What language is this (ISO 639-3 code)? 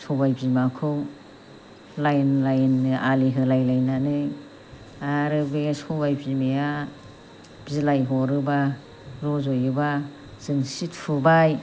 brx